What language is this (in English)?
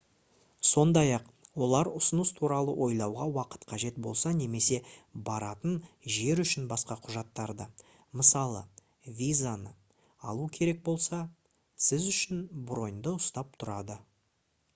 Kazakh